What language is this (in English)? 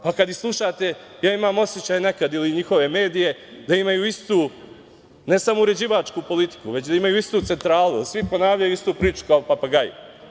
Serbian